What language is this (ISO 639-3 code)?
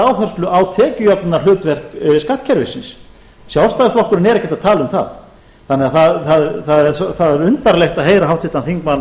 isl